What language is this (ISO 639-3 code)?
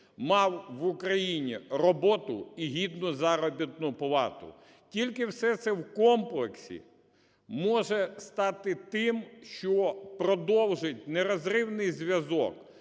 ukr